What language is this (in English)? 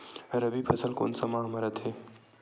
Chhattisgarhi